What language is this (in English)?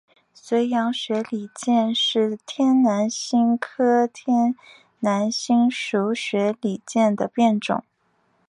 Chinese